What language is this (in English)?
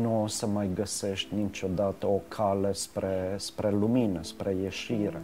Romanian